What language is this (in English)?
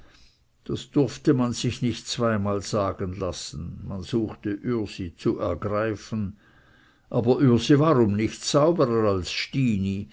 German